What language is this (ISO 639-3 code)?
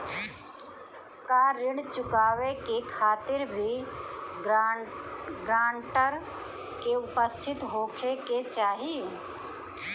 bho